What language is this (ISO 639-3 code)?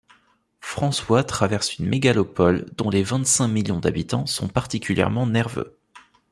fra